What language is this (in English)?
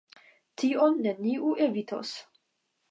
Esperanto